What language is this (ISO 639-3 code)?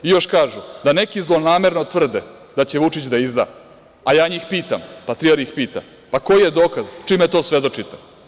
srp